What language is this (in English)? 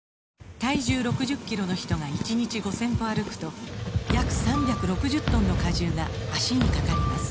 Japanese